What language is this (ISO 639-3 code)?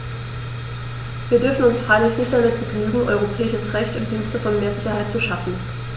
deu